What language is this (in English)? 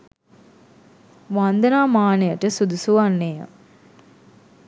Sinhala